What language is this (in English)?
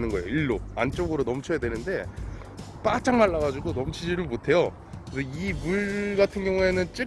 Korean